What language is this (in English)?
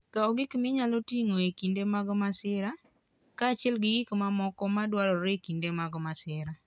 Luo (Kenya and Tanzania)